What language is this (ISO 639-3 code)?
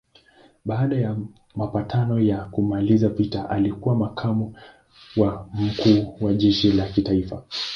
swa